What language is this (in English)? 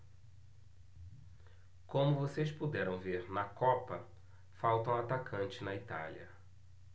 Portuguese